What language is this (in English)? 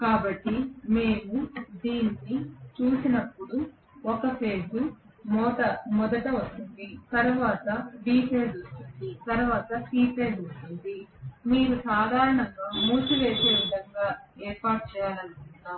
Telugu